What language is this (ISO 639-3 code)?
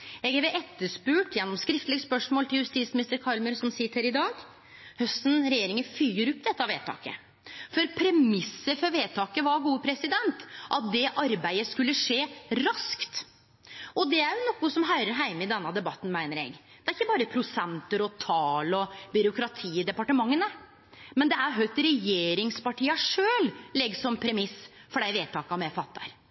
nno